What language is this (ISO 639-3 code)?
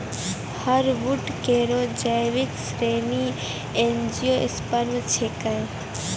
mai